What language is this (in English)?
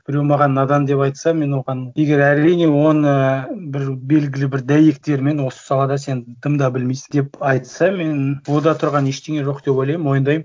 Kazakh